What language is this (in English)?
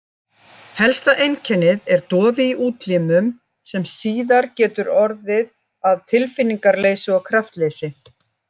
Icelandic